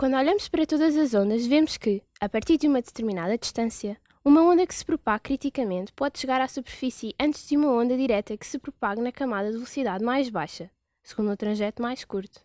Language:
Portuguese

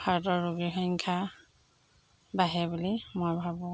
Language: Assamese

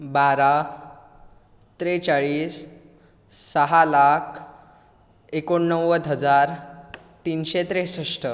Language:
Konkani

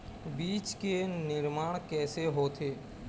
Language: Chhattisgarhi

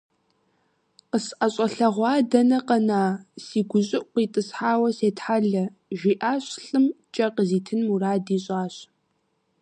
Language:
Kabardian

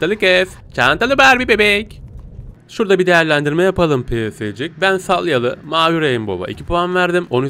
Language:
Turkish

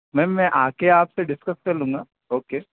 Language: Hindi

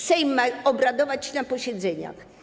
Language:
Polish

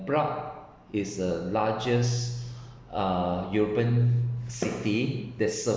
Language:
English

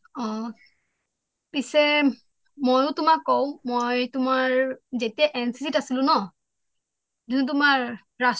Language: Assamese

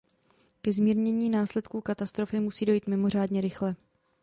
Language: Czech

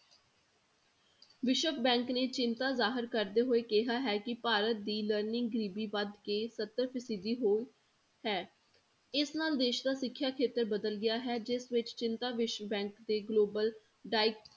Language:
Punjabi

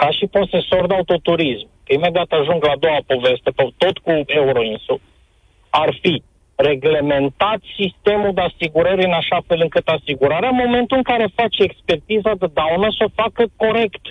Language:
Romanian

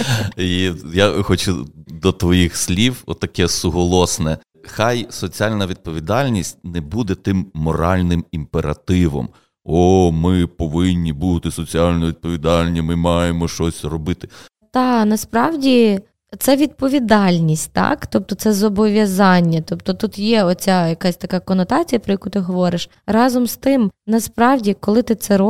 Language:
Ukrainian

